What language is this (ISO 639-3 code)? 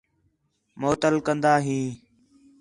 xhe